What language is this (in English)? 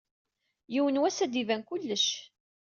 Kabyle